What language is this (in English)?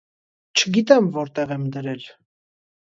Armenian